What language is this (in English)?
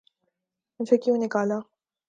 Urdu